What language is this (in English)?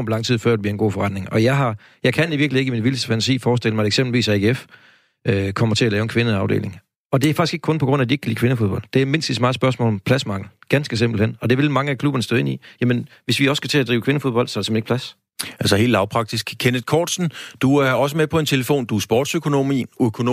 Danish